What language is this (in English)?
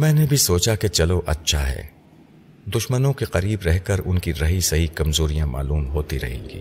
Urdu